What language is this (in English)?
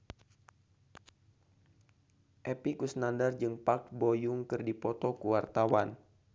Sundanese